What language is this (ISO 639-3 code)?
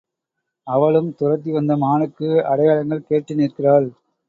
tam